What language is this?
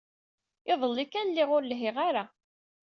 Kabyle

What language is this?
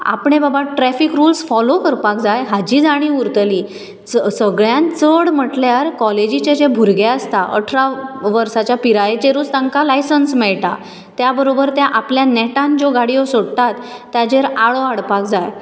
Konkani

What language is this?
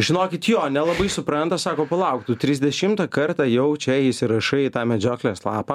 Lithuanian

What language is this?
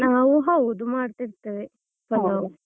Kannada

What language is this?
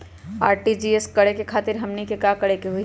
Magahi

